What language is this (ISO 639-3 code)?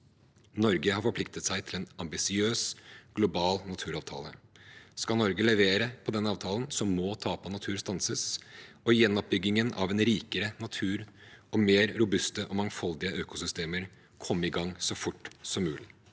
nor